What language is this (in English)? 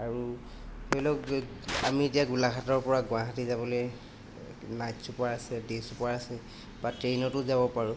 Assamese